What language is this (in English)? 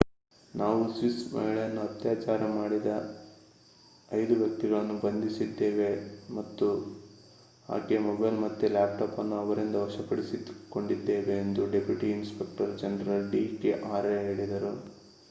Kannada